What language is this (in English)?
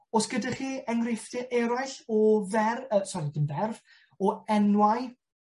Welsh